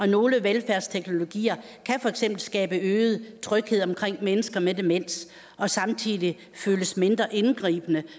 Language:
Danish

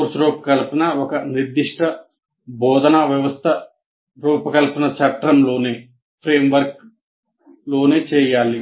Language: Telugu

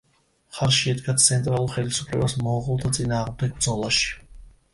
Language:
Georgian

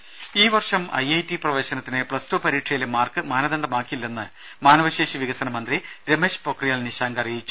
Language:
Malayalam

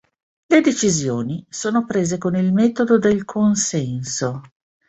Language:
Italian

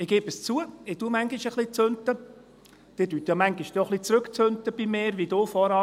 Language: Swiss German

